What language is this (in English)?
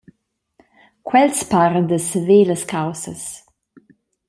Romansh